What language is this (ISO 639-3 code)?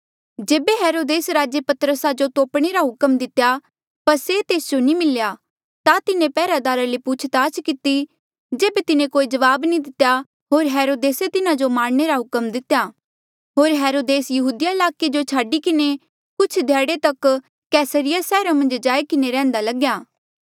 mjl